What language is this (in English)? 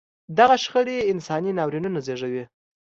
Pashto